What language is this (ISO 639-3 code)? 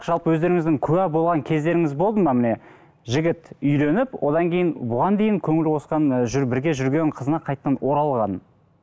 kaz